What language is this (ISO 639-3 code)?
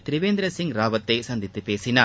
tam